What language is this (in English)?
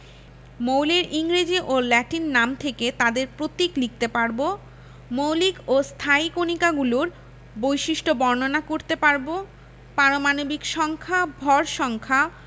Bangla